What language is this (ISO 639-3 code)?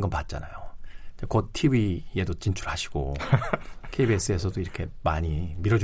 kor